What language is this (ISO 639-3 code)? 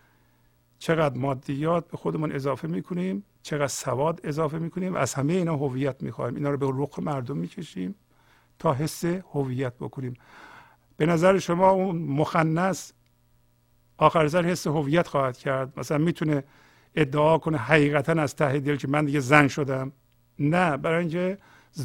fas